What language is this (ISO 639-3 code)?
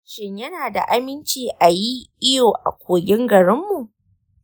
hau